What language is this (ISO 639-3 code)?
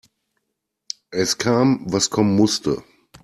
deu